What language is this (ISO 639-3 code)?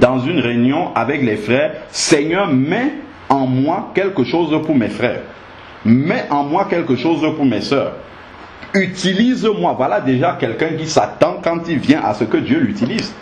fra